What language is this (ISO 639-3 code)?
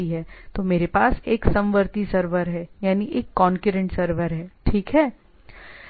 hin